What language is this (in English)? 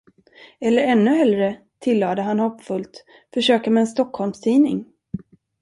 Swedish